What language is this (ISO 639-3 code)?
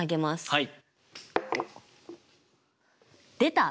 jpn